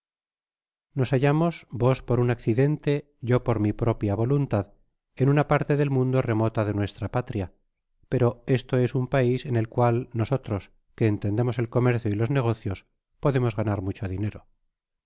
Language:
Spanish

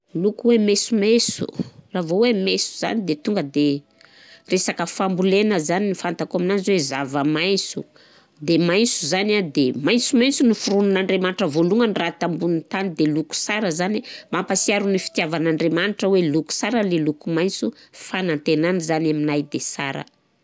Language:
Southern Betsimisaraka Malagasy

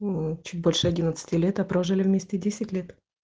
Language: Russian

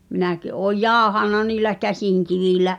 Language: Finnish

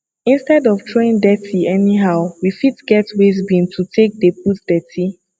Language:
Nigerian Pidgin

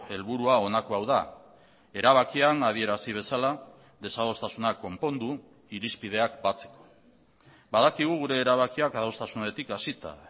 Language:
Basque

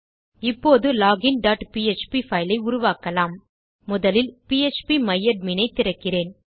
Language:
Tamil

